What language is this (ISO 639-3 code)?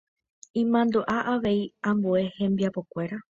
grn